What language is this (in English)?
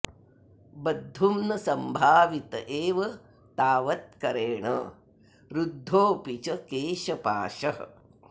Sanskrit